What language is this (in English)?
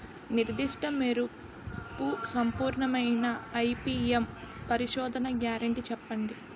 Telugu